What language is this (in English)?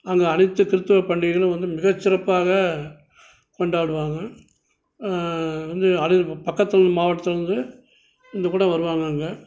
Tamil